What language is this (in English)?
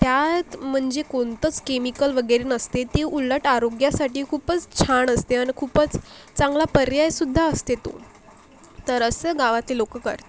Marathi